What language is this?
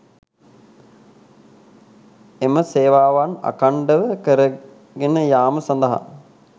Sinhala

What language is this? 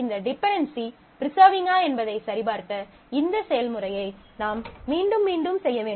Tamil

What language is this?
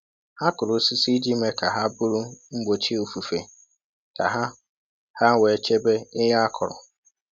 Igbo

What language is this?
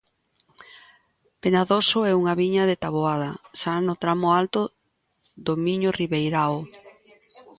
Galician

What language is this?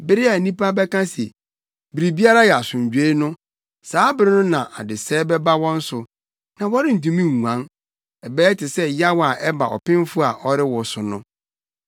Akan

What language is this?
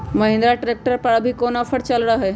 Magahi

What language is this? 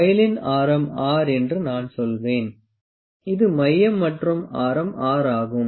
Tamil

